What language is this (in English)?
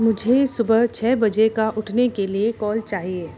Hindi